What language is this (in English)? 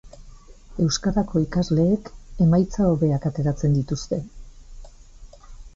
Basque